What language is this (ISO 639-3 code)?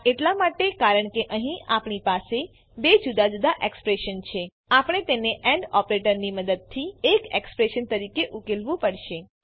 guj